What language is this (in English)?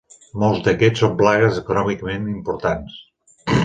Catalan